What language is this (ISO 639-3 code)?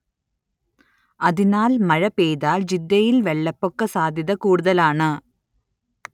mal